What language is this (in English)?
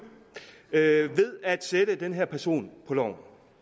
Danish